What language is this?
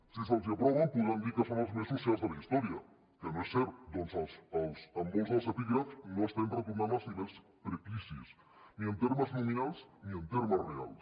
Catalan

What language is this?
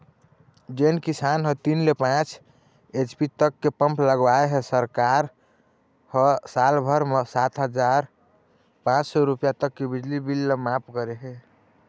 Chhattisgarhi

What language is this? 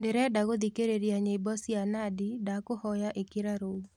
Kikuyu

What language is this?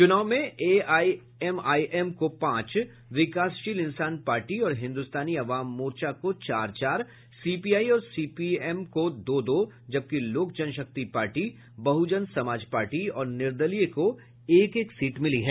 Hindi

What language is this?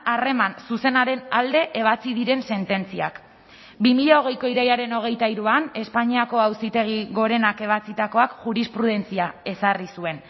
Basque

